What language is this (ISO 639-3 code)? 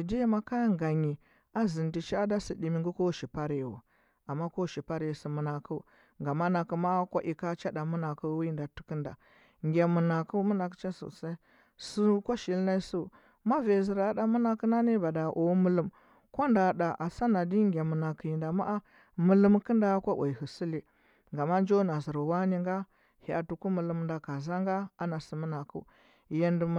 hbb